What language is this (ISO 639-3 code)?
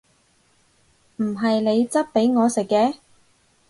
yue